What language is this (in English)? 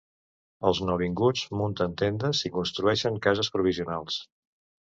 Catalan